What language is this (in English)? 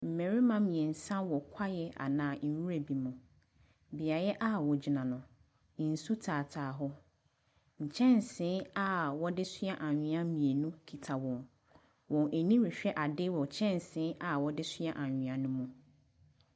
Akan